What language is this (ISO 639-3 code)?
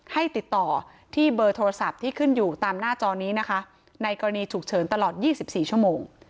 tha